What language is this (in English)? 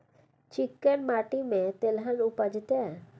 Maithili